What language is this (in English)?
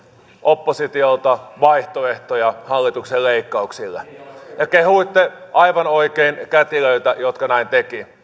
Finnish